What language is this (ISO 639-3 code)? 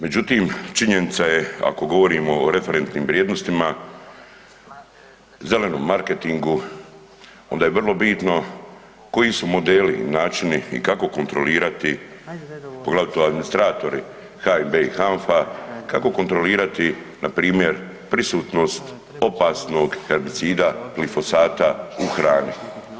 hrv